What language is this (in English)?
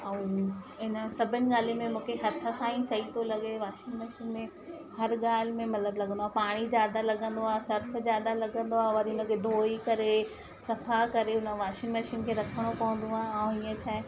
Sindhi